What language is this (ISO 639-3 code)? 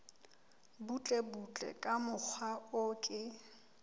sot